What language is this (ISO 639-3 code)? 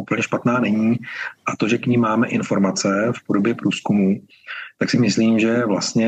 ces